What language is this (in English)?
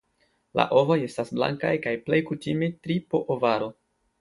Esperanto